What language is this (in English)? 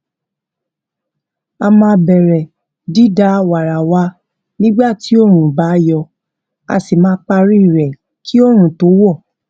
Yoruba